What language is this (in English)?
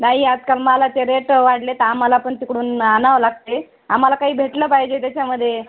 Marathi